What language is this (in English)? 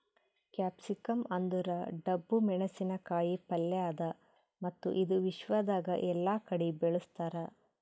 Kannada